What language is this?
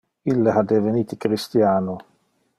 Interlingua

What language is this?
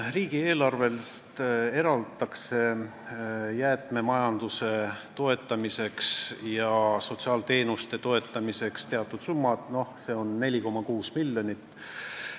Estonian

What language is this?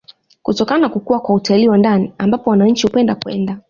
Swahili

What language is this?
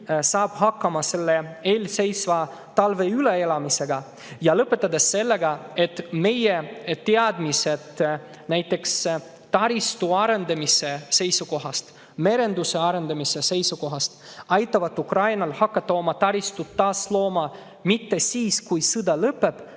Estonian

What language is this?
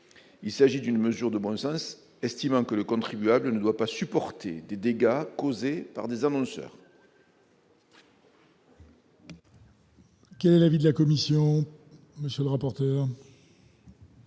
French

